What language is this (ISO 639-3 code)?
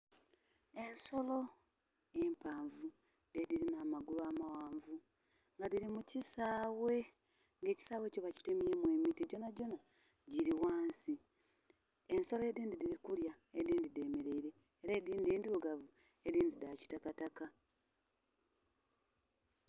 xog